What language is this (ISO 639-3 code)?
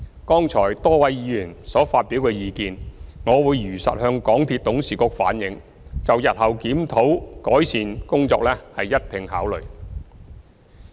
yue